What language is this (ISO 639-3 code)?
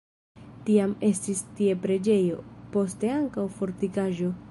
epo